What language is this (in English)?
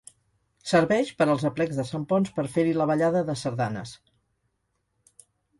Catalan